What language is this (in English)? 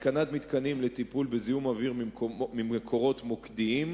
Hebrew